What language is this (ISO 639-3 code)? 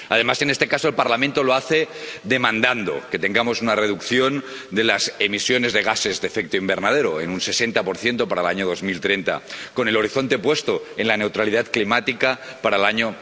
spa